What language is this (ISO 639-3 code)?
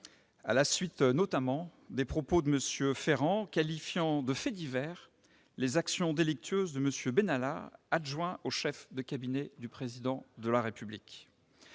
fra